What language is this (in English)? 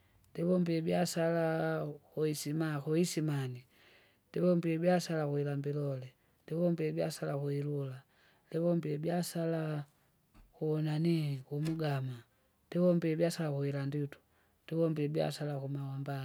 Kinga